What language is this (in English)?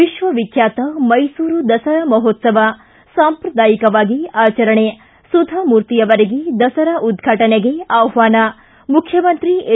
Kannada